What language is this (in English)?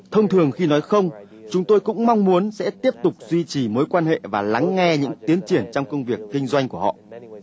Vietnamese